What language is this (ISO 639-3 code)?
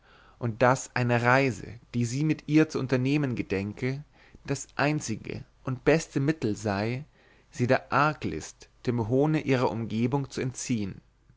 deu